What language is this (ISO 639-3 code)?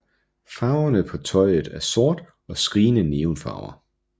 dan